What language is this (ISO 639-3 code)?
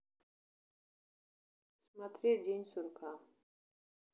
rus